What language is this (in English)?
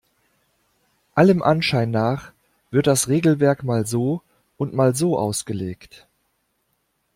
German